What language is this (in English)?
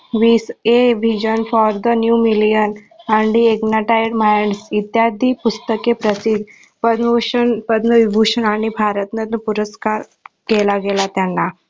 Marathi